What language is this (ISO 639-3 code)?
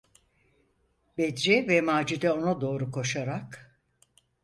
tur